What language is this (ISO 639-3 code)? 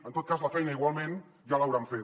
cat